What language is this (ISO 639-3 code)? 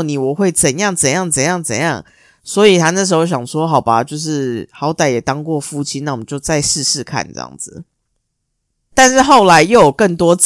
zho